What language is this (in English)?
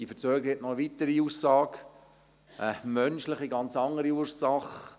Swiss German